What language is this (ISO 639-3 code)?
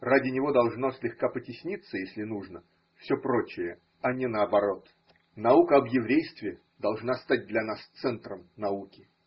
rus